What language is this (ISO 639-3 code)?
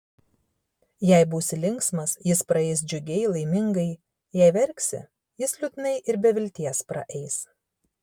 lit